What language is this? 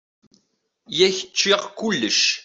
Kabyle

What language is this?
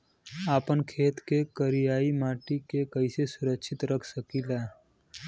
Bhojpuri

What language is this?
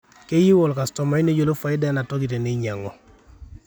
Masai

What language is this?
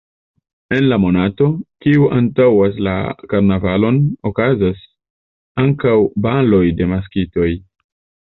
Esperanto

